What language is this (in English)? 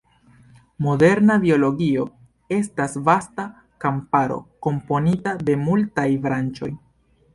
Esperanto